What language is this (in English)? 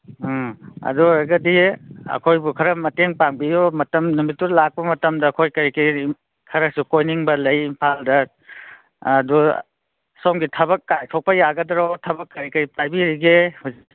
Manipuri